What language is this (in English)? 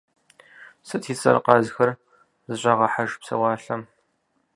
Kabardian